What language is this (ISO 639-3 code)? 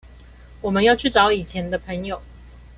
zho